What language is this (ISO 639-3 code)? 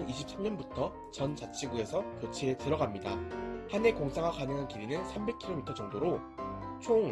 kor